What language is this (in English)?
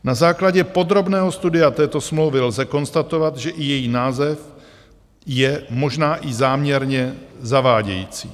Czech